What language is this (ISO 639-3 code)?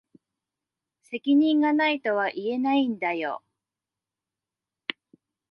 jpn